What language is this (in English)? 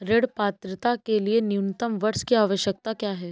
Hindi